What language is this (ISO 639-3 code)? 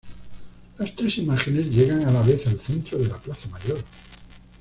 spa